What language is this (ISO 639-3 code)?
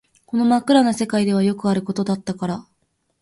jpn